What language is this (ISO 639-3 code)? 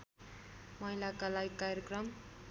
nep